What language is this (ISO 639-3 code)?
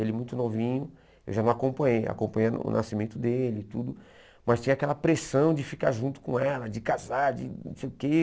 por